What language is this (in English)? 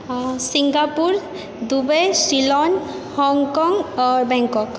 Maithili